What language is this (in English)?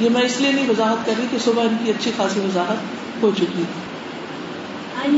Urdu